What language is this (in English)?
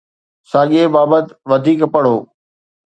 Sindhi